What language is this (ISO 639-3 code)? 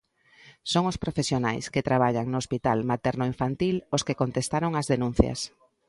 glg